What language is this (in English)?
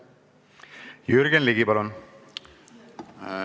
Estonian